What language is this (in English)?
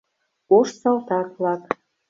Mari